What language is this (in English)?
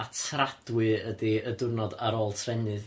Welsh